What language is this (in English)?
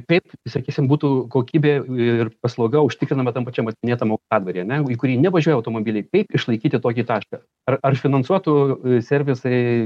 Lithuanian